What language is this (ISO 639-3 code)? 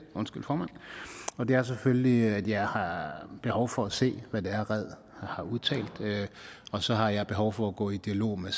dan